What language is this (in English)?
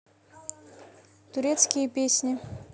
Russian